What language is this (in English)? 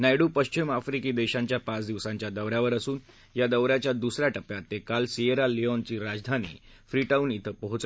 Marathi